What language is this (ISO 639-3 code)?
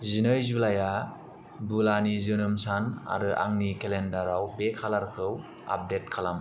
brx